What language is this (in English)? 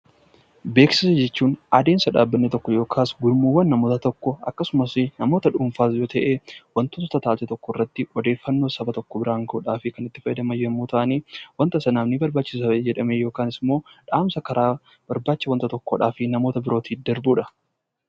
Oromo